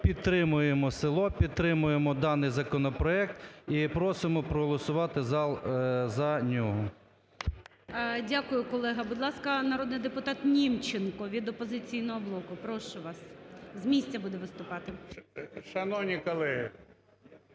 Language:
Ukrainian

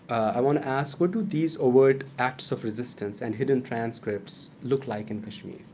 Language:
English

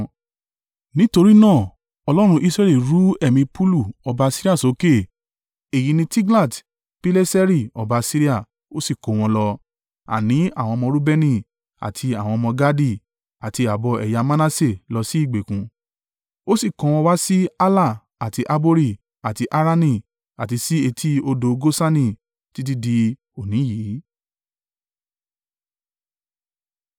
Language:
Yoruba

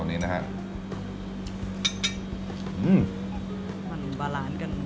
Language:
Thai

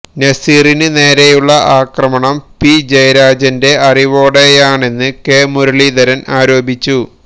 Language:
Malayalam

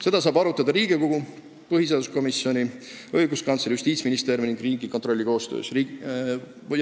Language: Estonian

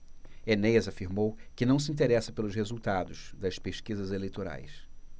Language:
Portuguese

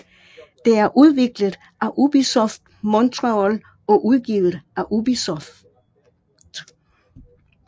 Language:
Danish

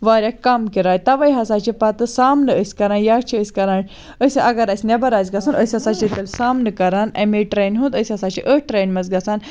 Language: Kashmiri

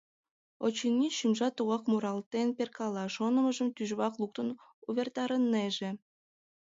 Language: Mari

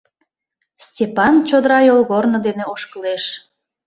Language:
Mari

